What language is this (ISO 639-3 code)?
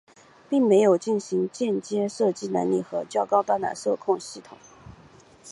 zho